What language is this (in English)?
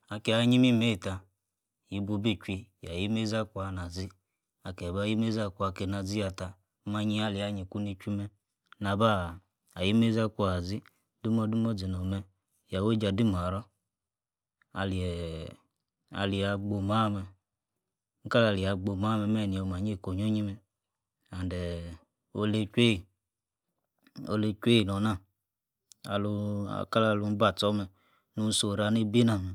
Yace